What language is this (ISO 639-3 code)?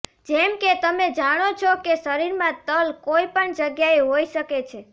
guj